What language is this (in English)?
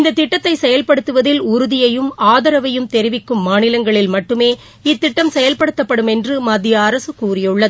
Tamil